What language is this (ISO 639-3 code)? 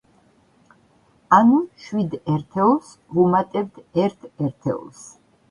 kat